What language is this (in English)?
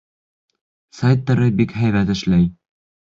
Bashkir